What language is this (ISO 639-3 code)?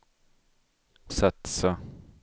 swe